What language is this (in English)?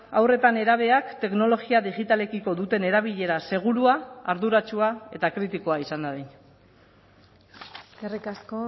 Basque